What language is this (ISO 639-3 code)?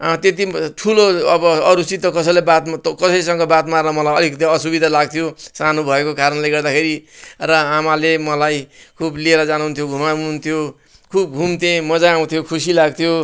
nep